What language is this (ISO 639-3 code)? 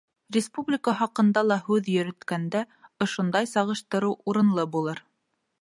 bak